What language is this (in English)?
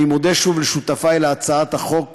Hebrew